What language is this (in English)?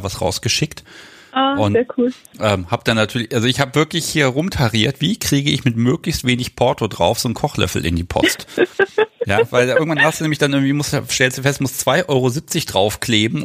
German